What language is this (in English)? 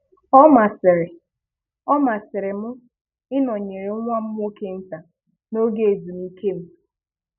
Igbo